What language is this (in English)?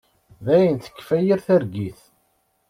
Kabyle